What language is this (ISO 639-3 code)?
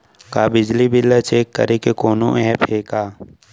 hne